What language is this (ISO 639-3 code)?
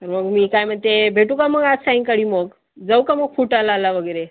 mar